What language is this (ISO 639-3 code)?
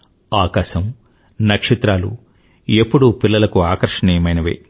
tel